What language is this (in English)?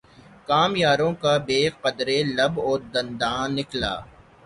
Urdu